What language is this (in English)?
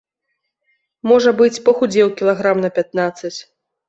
Belarusian